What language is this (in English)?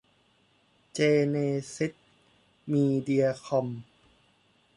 Thai